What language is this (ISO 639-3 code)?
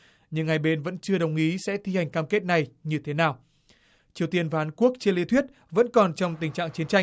vie